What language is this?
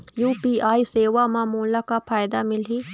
Chhattisgarhi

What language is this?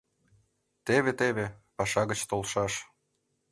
Mari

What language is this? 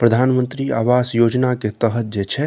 Maithili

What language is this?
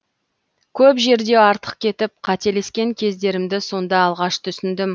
Kazakh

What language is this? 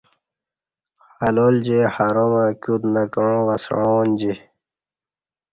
Kati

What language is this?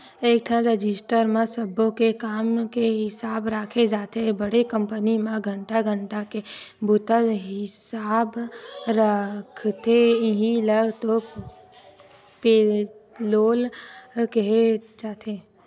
Chhattisgarhi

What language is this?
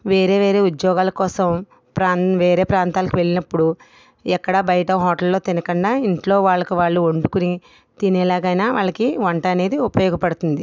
Telugu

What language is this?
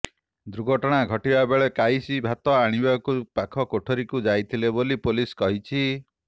Odia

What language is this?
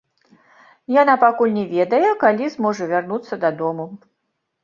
Belarusian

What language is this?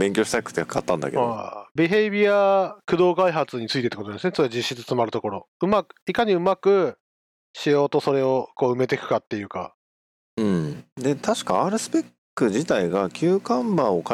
Japanese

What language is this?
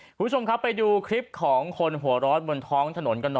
Thai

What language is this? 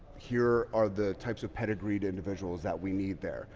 English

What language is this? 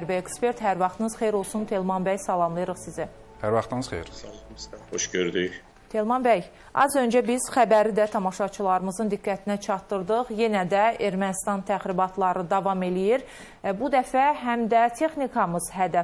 Turkish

